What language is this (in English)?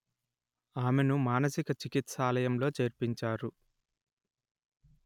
Telugu